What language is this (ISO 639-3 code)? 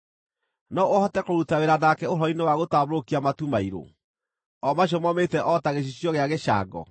kik